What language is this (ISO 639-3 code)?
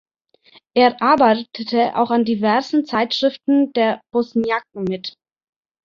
deu